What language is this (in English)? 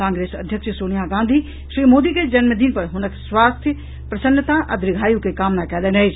Maithili